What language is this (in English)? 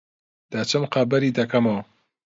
Central Kurdish